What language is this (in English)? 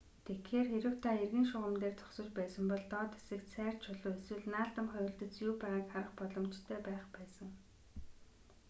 Mongolian